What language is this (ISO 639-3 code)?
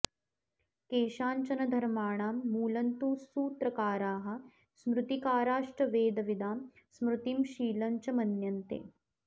san